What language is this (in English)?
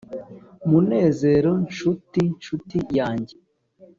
Kinyarwanda